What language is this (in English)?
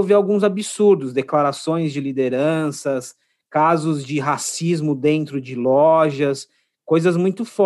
Portuguese